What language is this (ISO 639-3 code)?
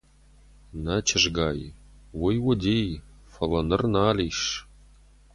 oss